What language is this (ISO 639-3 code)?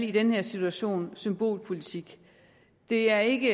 dan